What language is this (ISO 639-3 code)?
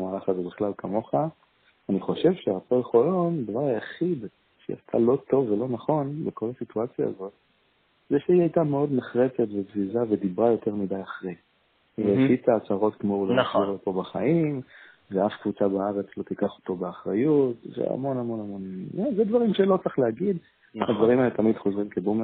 heb